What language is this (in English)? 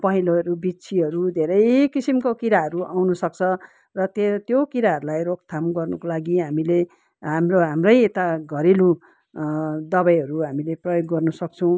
Nepali